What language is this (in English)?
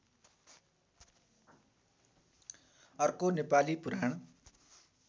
Nepali